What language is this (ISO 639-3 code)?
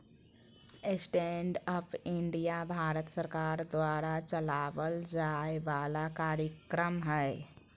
mag